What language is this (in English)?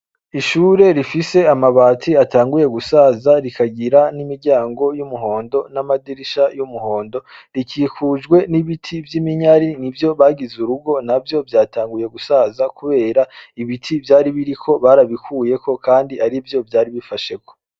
Rundi